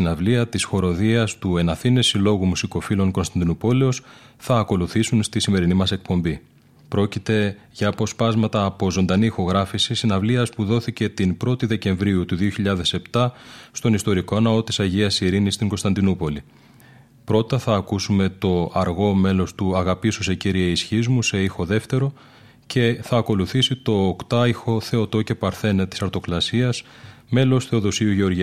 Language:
Greek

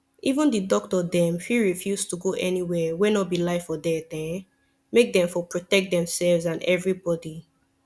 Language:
Nigerian Pidgin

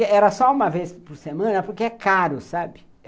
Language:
Portuguese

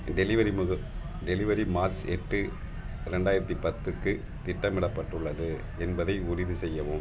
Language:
Tamil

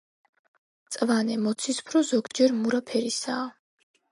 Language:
Georgian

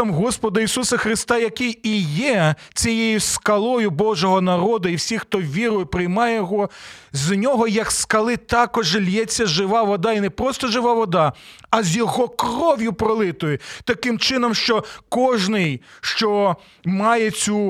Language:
Ukrainian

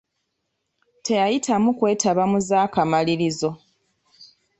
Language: Ganda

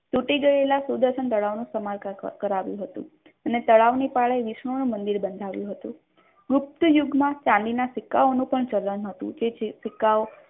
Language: Gujarati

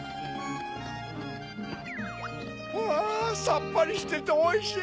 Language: Japanese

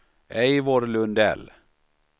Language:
Swedish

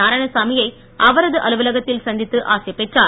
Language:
Tamil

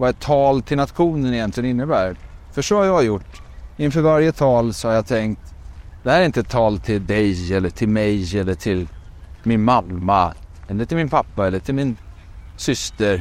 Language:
Swedish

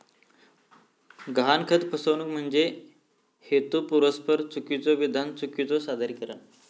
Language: Marathi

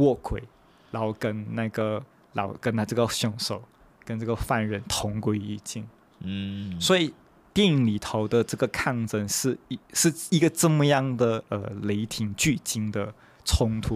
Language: Chinese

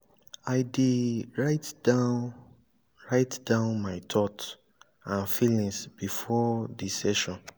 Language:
Nigerian Pidgin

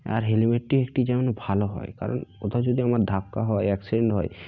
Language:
Bangla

